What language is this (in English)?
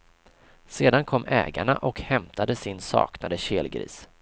Swedish